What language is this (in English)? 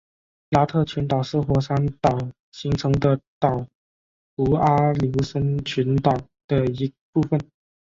Chinese